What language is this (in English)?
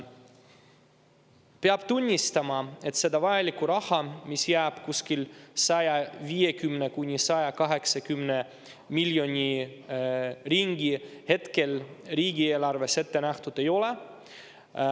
Estonian